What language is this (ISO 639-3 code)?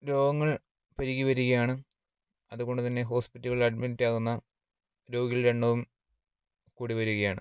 mal